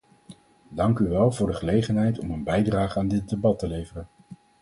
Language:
Dutch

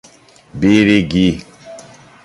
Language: Portuguese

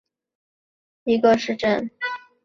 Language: Chinese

